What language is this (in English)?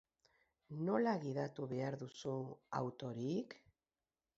Basque